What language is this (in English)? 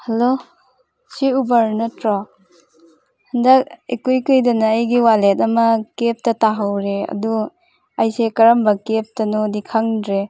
Manipuri